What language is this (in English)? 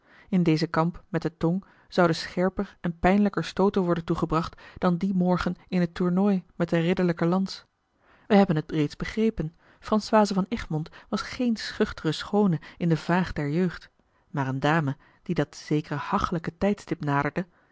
Dutch